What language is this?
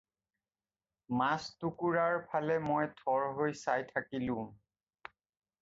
Assamese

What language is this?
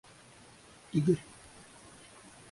Russian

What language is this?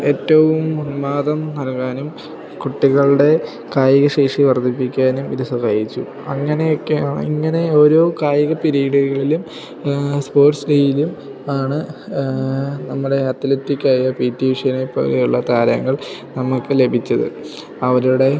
Malayalam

